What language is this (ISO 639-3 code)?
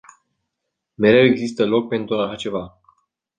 ron